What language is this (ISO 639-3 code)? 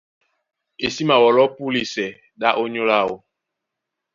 dua